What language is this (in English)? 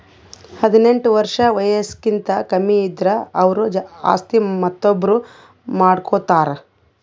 Kannada